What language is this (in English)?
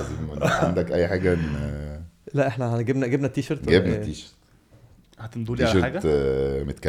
Arabic